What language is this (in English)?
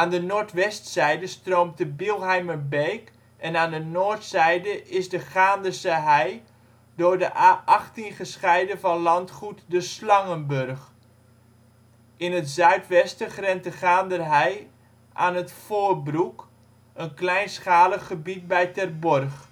Dutch